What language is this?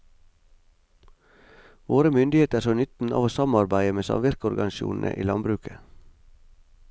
Norwegian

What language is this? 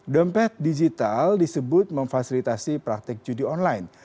Indonesian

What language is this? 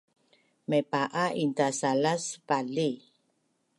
Bunun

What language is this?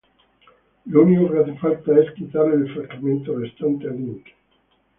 Spanish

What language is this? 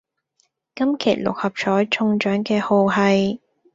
Cantonese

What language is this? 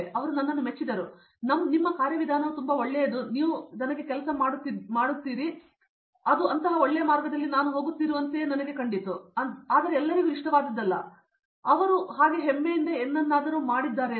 Kannada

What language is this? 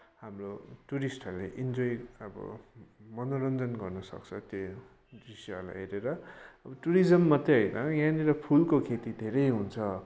Nepali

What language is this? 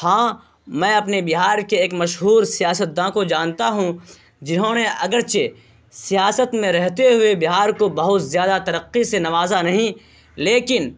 Urdu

